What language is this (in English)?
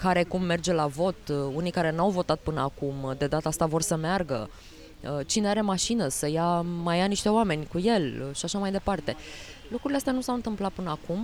Romanian